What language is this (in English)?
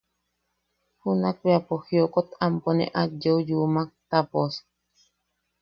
Yaqui